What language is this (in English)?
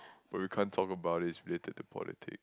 English